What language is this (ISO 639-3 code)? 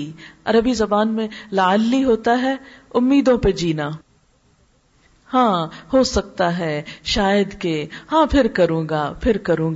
urd